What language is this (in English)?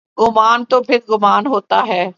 Urdu